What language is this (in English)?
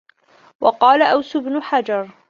Arabic